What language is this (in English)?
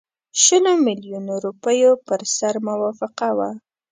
Pashto